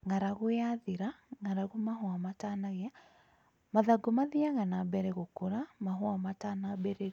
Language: Kikuyu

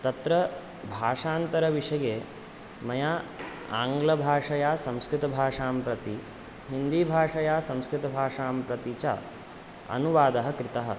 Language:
Sanskrit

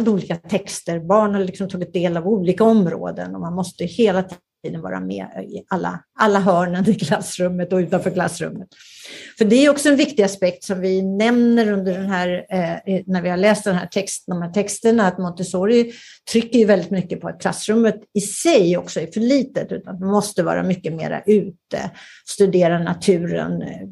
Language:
Swedish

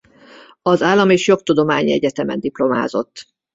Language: Hungarian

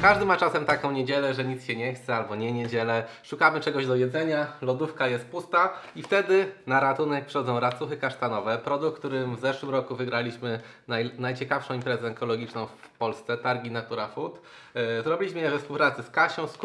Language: Polish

